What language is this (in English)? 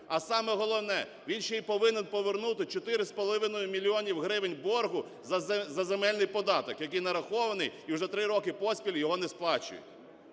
Ukrainian